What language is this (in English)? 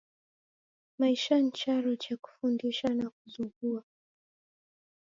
Taita